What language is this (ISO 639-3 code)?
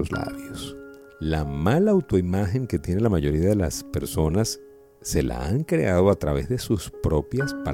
spa